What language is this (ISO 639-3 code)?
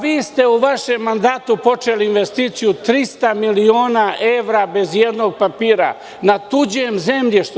srp